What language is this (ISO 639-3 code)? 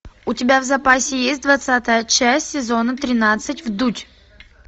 rus